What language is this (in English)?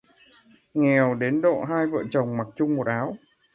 Vietnamese